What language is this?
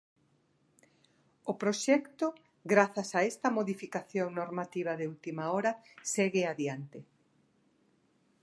Galician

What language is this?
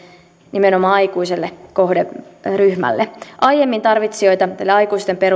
Finnish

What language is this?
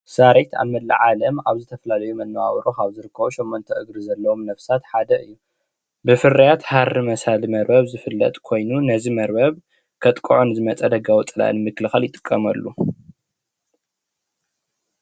Tigrinya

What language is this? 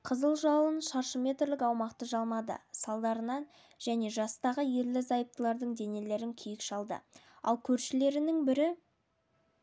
Kazakh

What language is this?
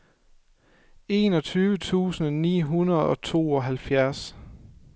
Danish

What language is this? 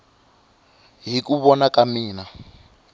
Tsonga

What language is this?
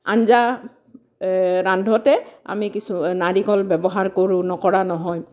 Assamese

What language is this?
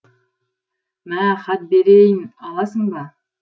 Kazakh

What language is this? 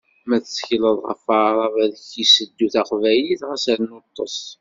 Kabyle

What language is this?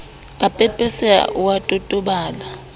Southern Sotho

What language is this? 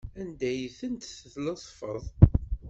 Kabyle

